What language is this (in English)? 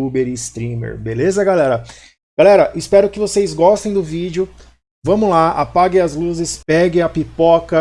Portuguese